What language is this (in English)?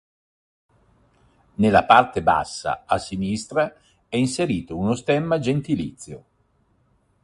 Italian